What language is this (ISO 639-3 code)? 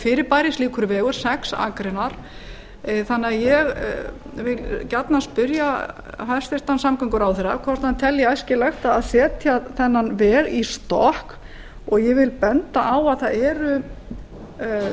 isl